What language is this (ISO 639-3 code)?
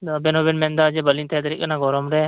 sat